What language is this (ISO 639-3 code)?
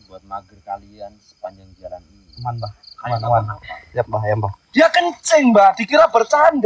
ind